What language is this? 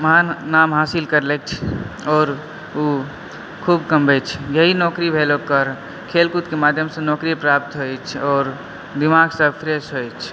Maithili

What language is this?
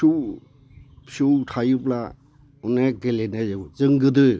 Bodo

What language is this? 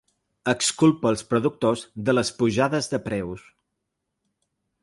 Catalan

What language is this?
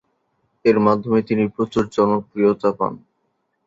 Bangla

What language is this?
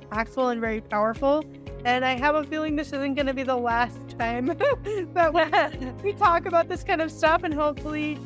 English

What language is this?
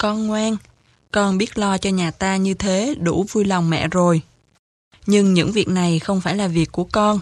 Vietnamese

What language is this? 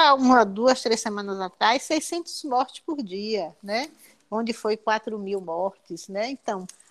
Portuguese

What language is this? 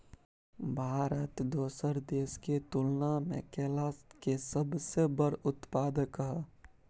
Maithili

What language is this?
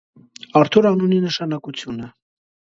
Armenian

